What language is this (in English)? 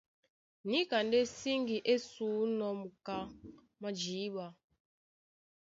Duala